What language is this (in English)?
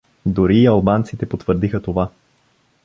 Bulgarian